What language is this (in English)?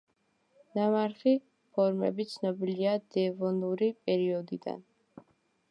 Georgian